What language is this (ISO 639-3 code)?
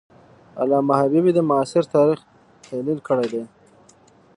pus